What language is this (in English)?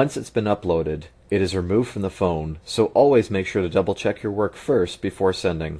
English